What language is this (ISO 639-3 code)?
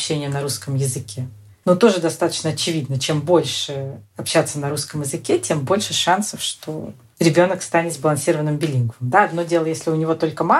rus